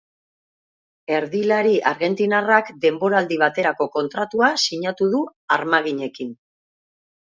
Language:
Basque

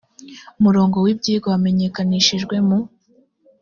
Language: Kinyarwanda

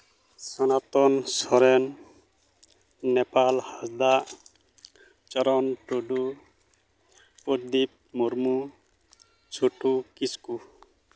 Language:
Santali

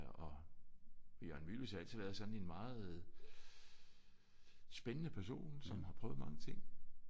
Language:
Danish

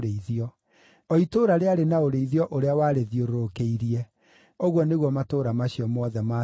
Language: Kikuyu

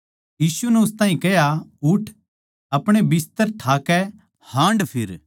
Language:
Haryanvi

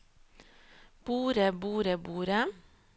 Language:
Norwegian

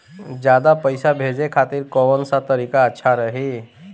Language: Bhojpuri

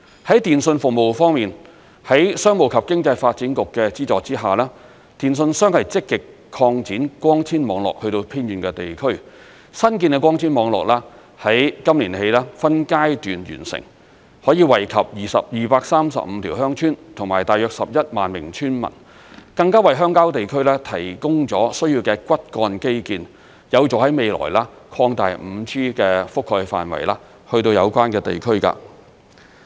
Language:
Cantonese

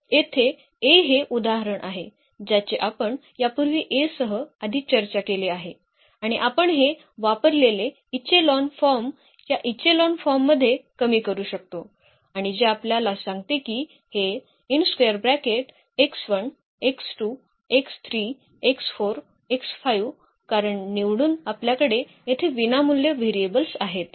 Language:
Marathi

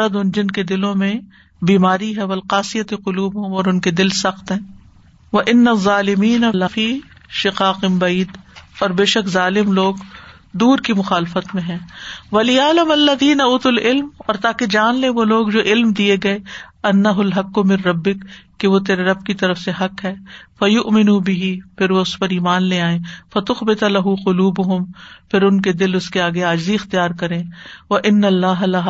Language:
Urdu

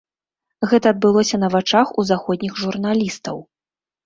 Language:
Belarusian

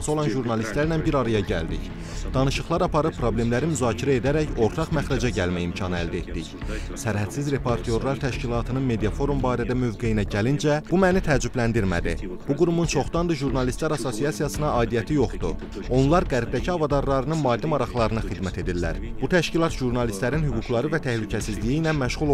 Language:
Turkish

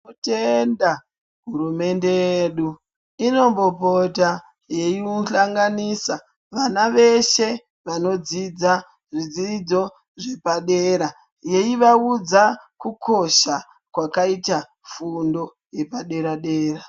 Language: Ndau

